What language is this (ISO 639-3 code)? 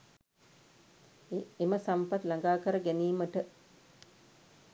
sin